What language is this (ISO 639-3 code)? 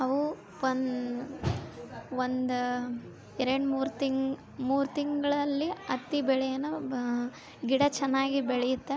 kan